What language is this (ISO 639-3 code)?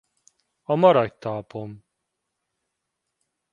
hun